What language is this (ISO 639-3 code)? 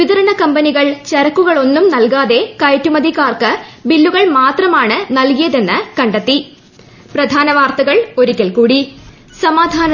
mal